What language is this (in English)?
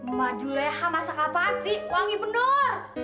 Indonesian